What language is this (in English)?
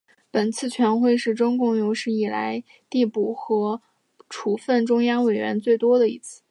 Chinese